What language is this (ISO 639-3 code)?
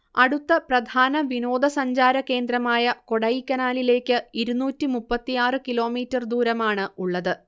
mal